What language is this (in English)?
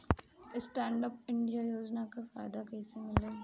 Bhojpuri